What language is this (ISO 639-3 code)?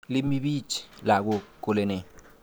kln